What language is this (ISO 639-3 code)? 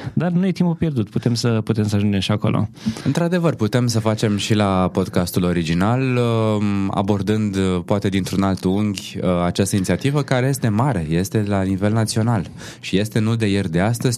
ron